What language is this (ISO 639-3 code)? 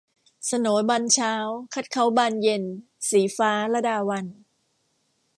tha